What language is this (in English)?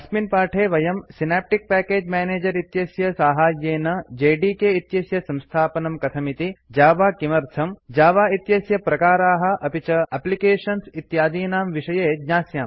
Sanskrit